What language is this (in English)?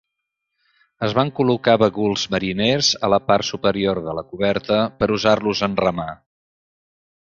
Catalan